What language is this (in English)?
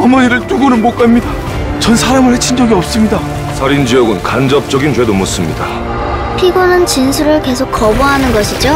Korean